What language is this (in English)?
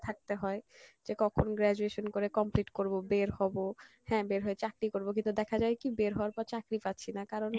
Bangla